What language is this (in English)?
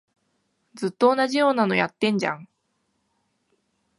Japanese